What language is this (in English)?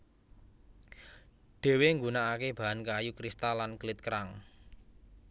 Javanese